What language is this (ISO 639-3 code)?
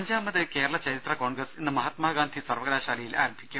mal